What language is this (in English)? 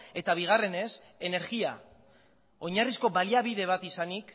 Basque